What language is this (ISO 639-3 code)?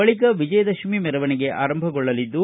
kan